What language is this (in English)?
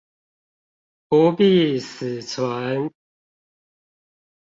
Chinese